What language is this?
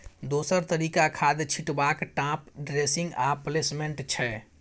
Maithili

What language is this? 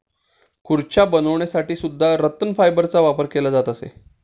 Marathi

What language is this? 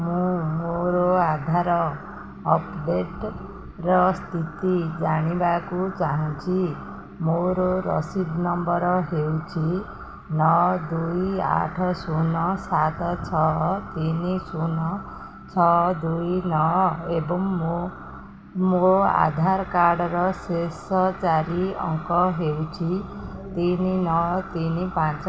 Odia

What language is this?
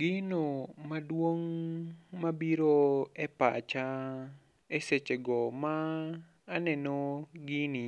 Luo (Kenya and Tanzania)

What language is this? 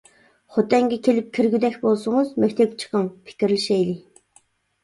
Uyghur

